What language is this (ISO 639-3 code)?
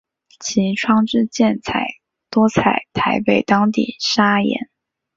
zho